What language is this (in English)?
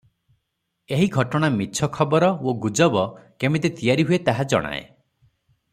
Odia